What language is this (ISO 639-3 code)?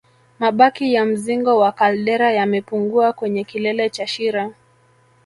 swa